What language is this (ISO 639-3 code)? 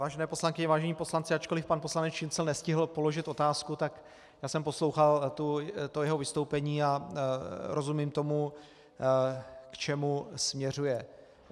ces